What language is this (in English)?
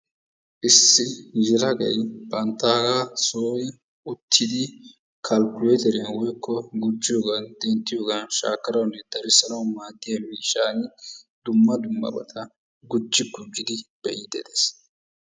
Wolaytta